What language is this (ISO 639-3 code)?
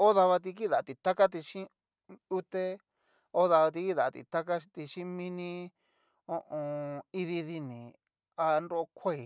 miu